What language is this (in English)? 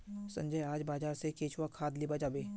Magahi